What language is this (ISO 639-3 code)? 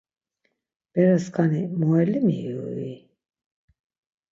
lzz